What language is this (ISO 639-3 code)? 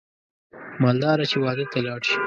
pus